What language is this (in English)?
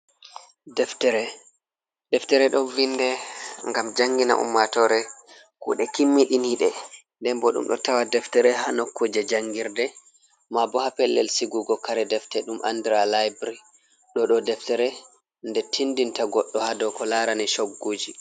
Fula